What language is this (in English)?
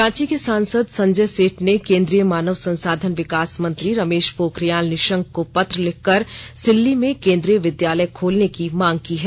Hindi